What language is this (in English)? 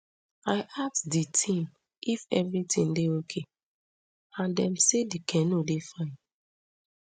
Nigerian Pidgin